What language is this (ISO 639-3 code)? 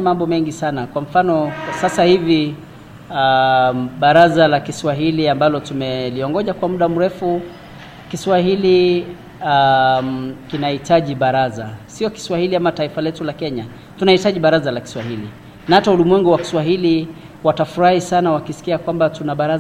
swa